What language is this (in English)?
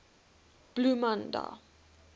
Afrikaans